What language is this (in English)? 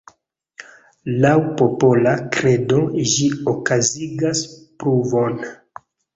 Esperanto